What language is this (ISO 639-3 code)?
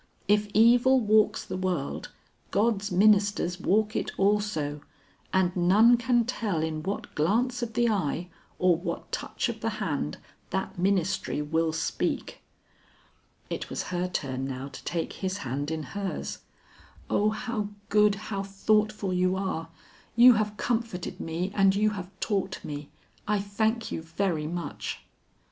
eng